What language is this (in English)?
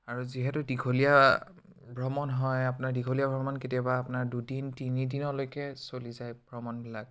Assamese